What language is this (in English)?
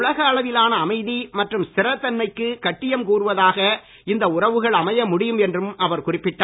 Tamil